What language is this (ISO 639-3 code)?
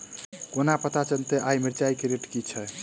mai